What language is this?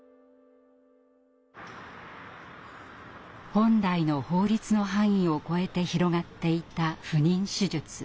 Japanese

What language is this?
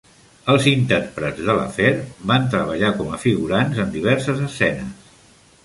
Catalan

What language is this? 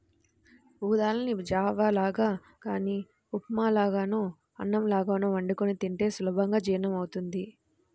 Telugu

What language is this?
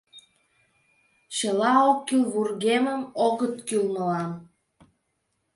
Mari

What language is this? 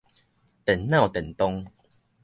Min Nan Chinese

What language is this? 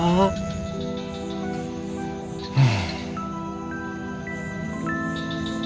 Indonesian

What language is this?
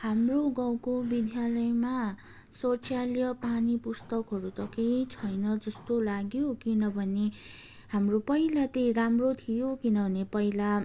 Nepali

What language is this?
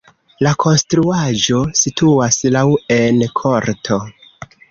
Esperanto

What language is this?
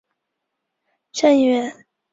Chinese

